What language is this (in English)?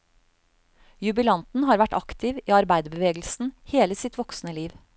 Norwegian